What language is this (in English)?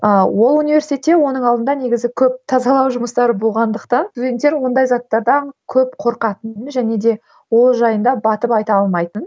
Kazakh